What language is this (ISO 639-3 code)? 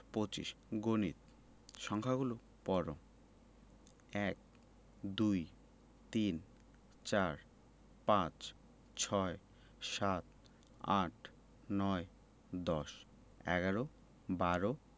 ben